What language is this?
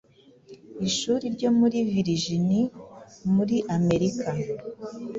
Kinyarwanda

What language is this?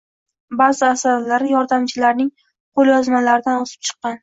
Uzbek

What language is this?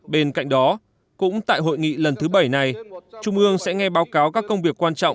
Vietnamese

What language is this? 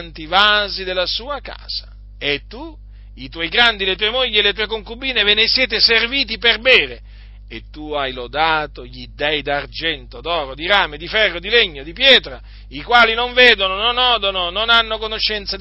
Italian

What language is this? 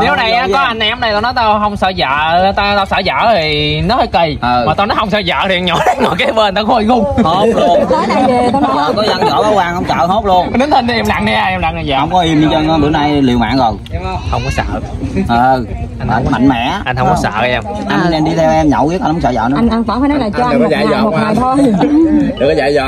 Vietnamese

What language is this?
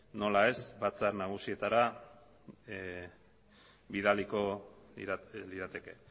Basque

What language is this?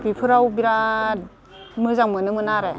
Bodo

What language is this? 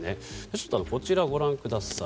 Japanese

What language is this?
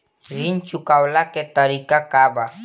Bhojpuri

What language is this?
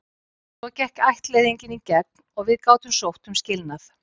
Icelandic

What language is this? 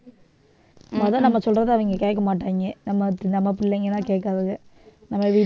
Tamil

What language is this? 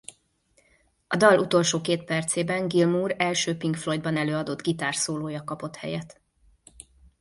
Hungarian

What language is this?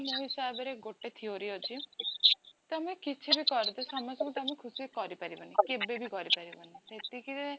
Odia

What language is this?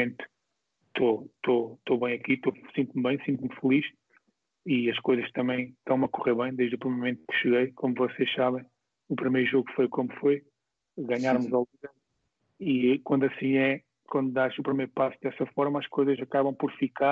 Portuguese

